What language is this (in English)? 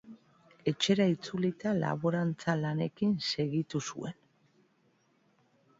Basque